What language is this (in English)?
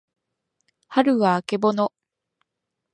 Japanese